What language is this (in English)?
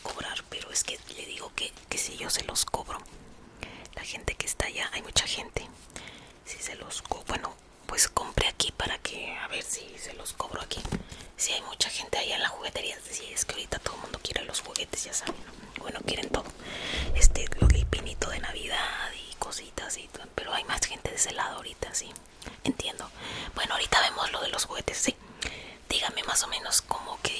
Spanish